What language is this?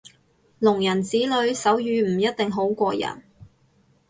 Cantonese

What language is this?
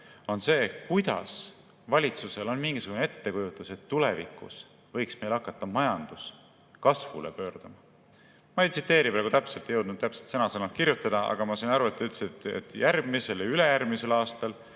Estonian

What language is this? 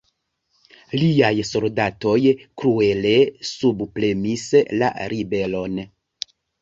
Esperanto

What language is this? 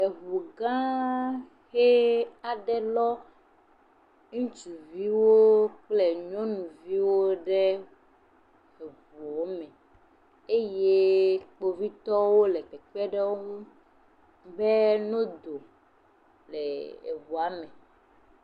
Ewe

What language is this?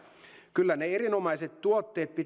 Finnish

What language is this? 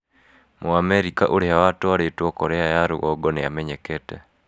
Kikuyu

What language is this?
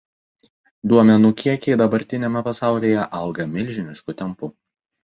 Lithuanian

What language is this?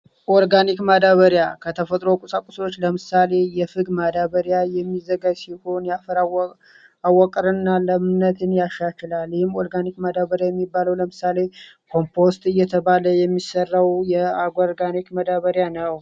Amharic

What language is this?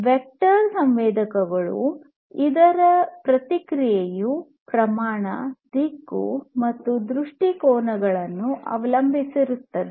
Kannada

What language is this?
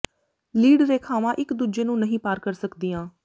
Punjabi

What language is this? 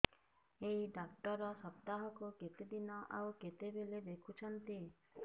Odia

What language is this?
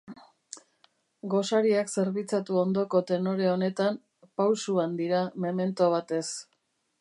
Basque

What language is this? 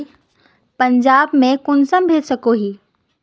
Magahi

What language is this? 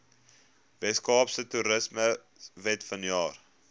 Afrikaans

